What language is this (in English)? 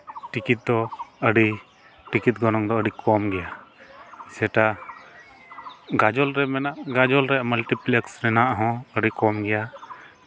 Santali